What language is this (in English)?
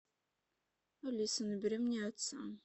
Russian